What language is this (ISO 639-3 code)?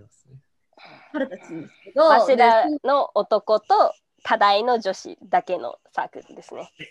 jpn